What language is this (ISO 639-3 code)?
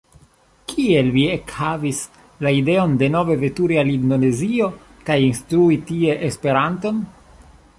epo